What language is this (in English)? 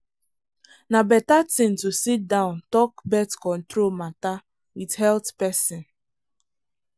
Nigerian Pidgin